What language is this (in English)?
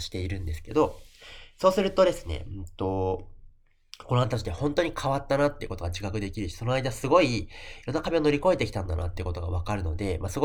Japanese